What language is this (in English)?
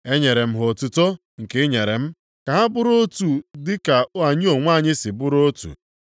Igbo